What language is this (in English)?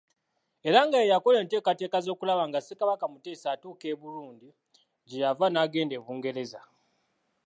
Ganda